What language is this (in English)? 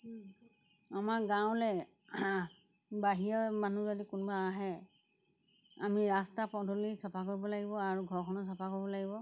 Assamese